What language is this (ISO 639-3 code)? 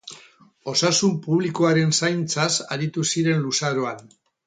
eus